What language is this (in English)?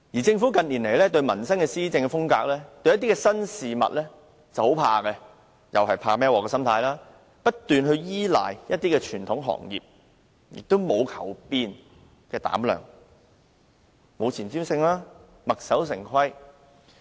Cantonese